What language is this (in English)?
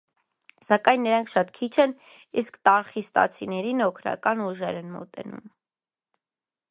Armenian